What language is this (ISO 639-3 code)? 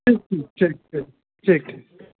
mai